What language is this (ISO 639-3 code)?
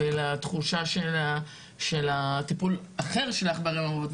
heb